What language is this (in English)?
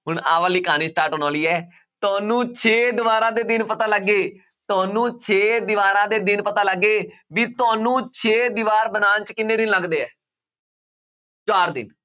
Punjabi